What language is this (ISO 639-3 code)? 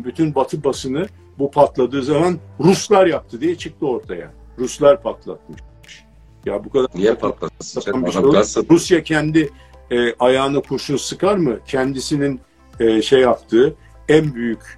tur